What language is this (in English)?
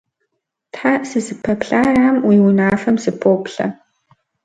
Kabardian